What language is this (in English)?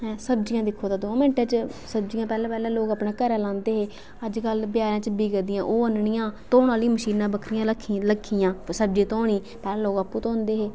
Dogri